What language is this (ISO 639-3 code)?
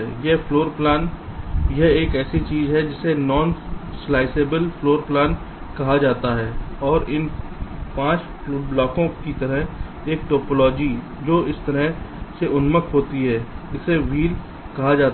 hin